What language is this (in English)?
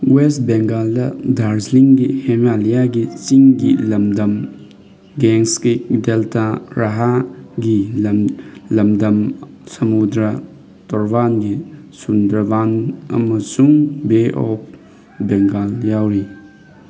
Manipuri